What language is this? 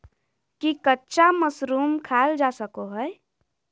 Magahi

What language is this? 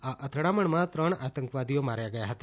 Gujarati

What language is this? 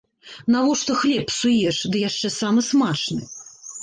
Belarusian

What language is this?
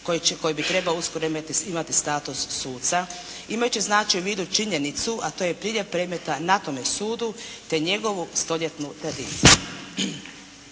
Croatian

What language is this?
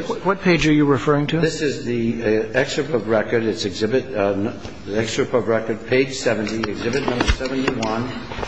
English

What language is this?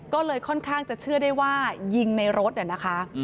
Thai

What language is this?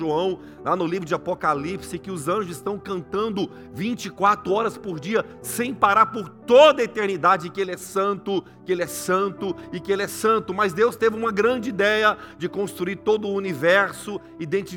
Portuguese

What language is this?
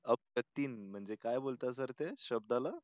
Marathi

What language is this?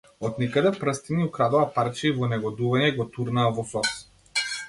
Macedonian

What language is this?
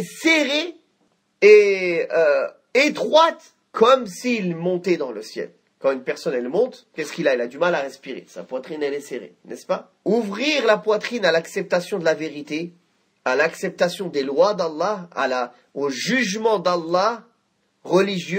French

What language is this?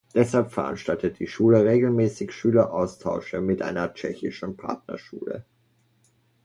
German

